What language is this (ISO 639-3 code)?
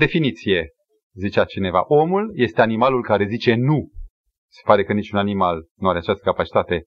ron